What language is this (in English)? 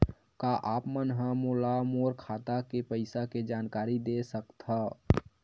Chhattisgarhi